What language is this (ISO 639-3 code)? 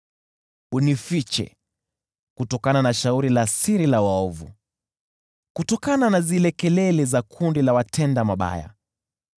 swa